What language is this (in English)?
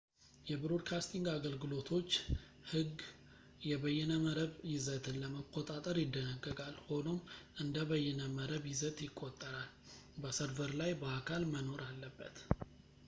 Amharic